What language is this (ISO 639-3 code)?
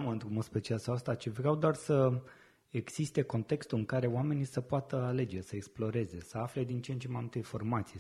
ron